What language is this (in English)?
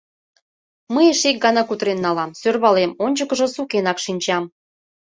Mari